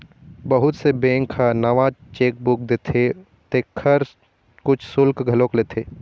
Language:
Chhattisgarhi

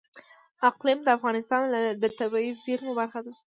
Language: Pashto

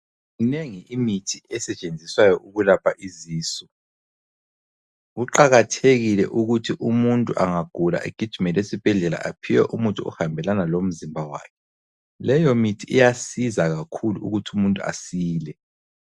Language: North Ndebele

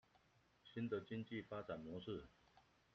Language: Chinese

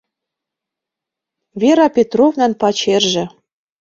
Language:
Mari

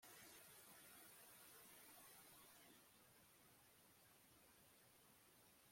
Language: Kinyarwanda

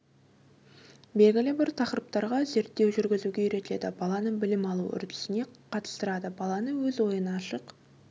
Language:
Kazakh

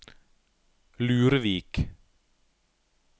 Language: Norwegian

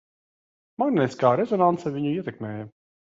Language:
Latvian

